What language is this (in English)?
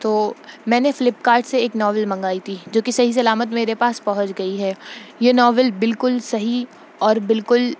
Urdu